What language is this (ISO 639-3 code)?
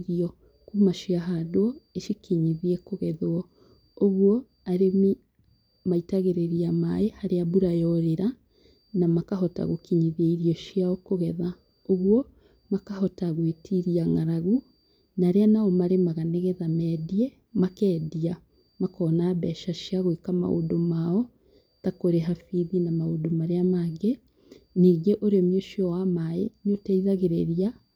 kik